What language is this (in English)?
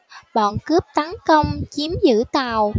Vietnamese